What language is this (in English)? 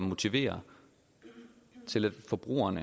Danish